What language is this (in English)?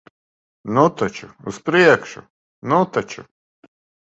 Latvian